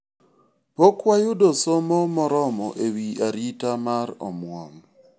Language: Luo (Kenya and Tanzania)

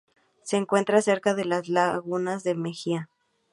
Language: Spanish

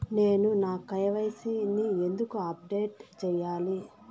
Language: Telugu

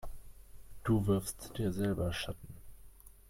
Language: German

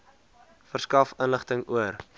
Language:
Afrikaans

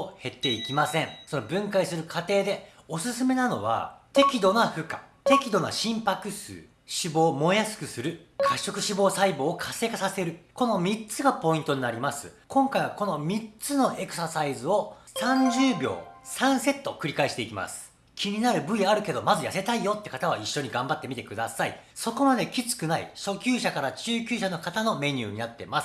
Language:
Japanese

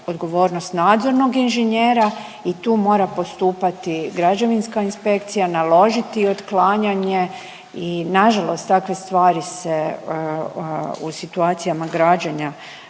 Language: Croatian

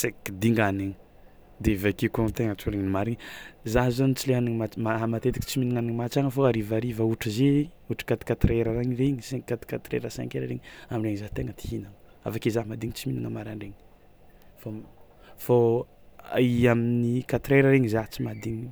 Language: Tsimihety Malagasy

